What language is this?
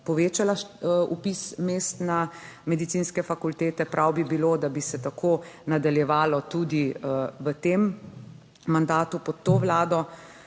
Slovenian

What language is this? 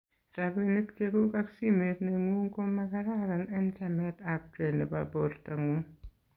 Kalenjin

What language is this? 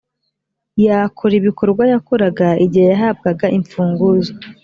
Kinyarwanda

